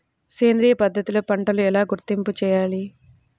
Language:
Telugu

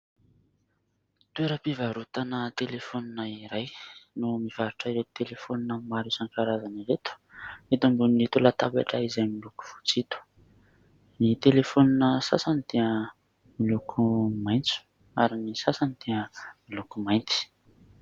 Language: Malagasy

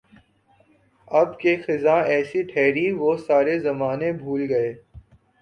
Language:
Urdu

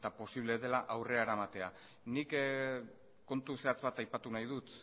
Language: Basque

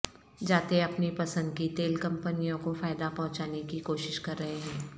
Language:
Urdu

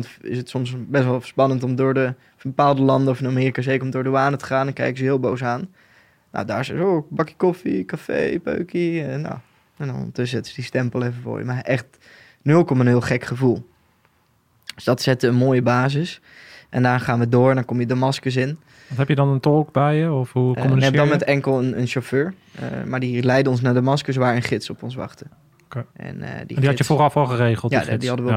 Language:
Dutch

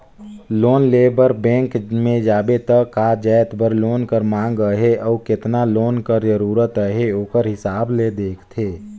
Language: Chhattisgarhi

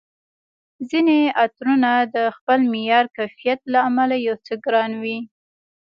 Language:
Pashto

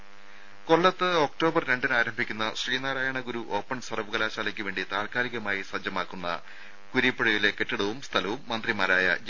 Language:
Malayalam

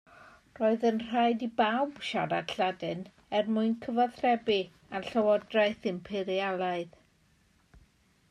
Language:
Welsh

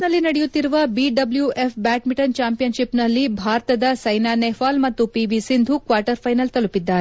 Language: Kannada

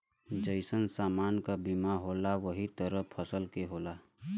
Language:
Bhojpuri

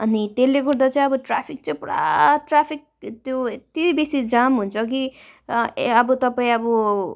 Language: Nepali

